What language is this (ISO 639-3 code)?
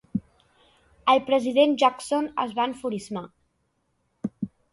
cat